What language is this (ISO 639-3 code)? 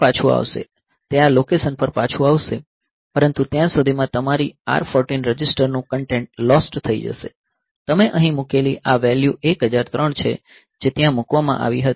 guj